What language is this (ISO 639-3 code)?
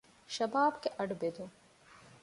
div